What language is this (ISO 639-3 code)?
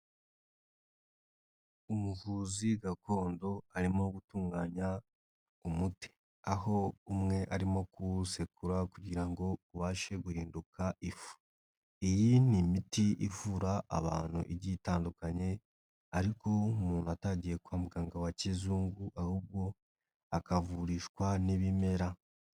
kin